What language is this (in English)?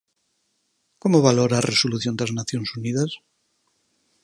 Galician